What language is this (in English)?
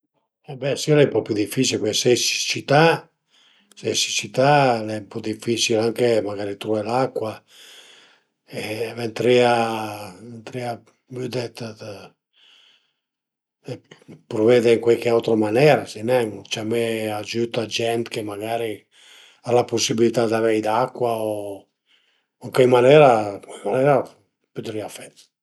Piedmontese